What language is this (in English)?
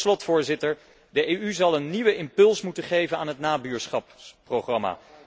Dutch